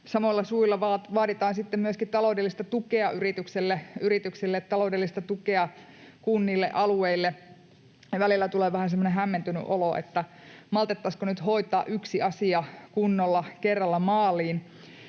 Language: Finnish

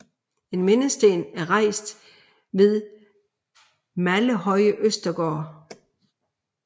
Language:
Danish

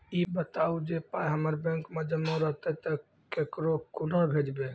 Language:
Maithili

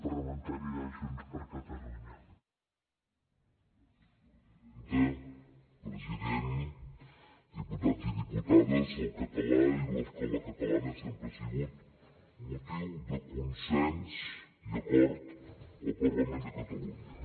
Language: Catalan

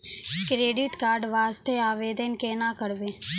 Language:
Maithili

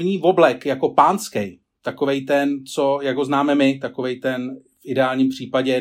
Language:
Czech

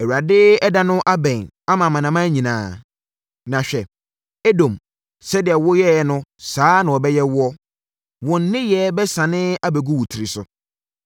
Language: Akan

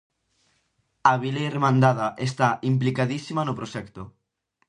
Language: Galician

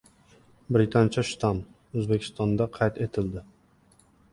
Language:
Uzbek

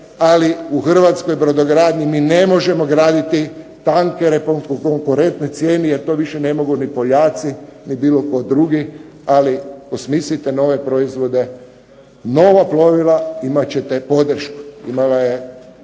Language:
Croatian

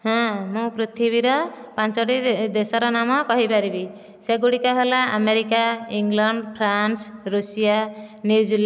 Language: Odia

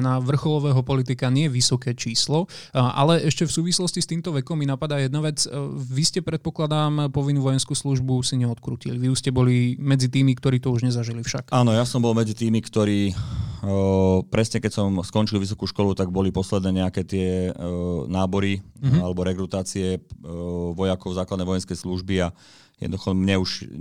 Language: Slovak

